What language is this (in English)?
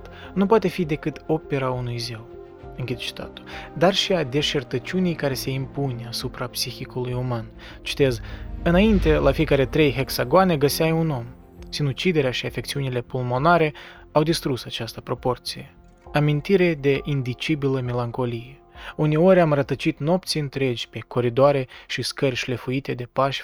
Romanian